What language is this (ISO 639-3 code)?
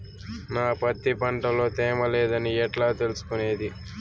tel